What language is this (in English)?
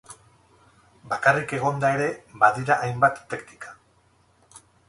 Basque